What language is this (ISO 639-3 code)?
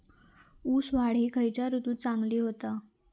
mar